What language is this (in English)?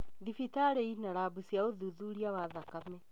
Kikuyu